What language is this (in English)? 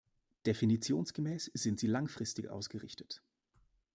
German